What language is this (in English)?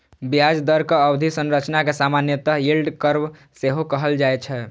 Maithili